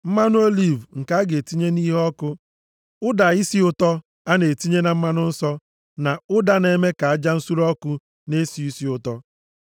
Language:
Igbo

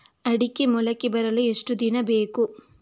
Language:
Kannada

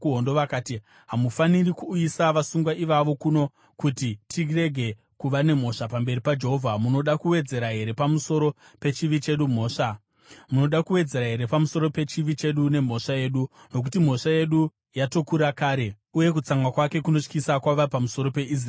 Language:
Shona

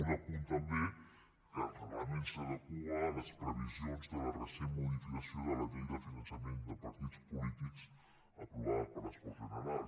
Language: Catalan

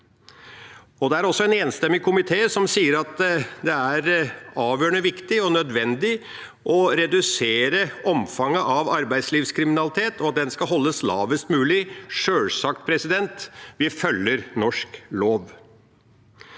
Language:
Norwegian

